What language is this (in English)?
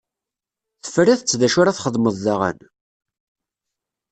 Kabyle